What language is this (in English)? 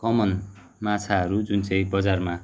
Nepali